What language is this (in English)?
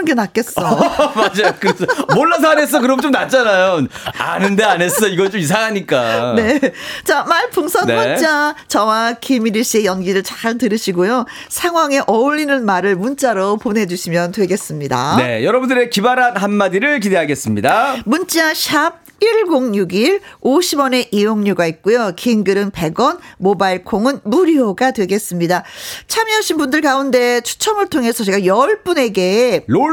Korean